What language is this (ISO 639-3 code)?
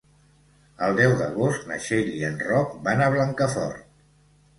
cat